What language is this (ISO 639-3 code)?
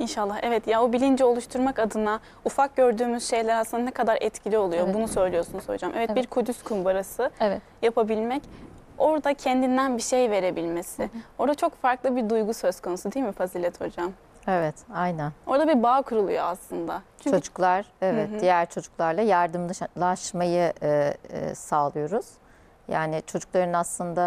tur